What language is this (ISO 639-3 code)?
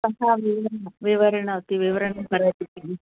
san